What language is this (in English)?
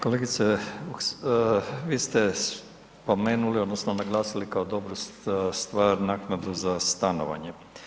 Croatian